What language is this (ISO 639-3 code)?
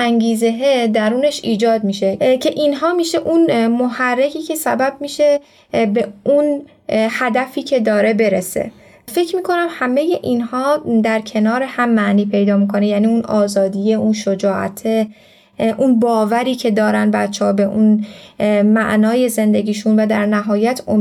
fas